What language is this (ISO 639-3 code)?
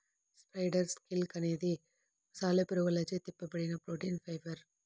tel